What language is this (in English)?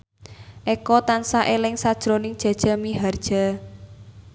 Javanese